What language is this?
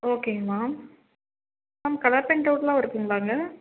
Tamil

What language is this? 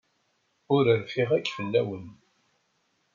Kabyle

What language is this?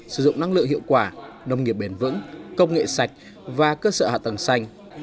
Vietnamese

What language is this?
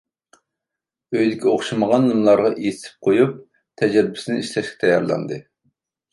Uyghur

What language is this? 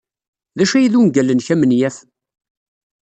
Kabyle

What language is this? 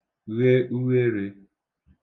Igbo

